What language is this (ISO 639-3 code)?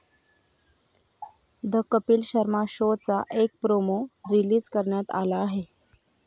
mar